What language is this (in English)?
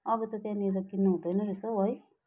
Nepali